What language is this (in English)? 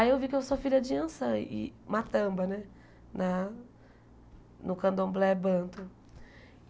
Portuguese